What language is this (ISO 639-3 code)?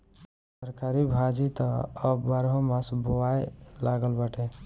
bho